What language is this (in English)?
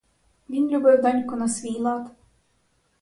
Ukrainian